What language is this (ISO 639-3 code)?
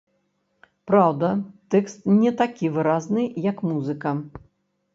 bel